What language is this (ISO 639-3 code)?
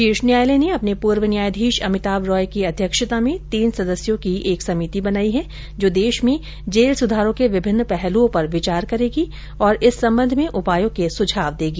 hin